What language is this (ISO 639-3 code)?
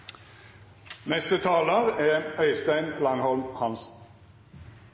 nno